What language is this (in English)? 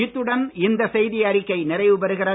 Tamil